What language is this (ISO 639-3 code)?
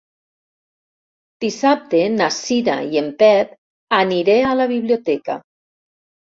cat